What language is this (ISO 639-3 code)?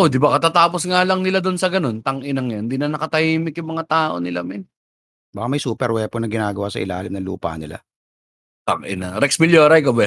fil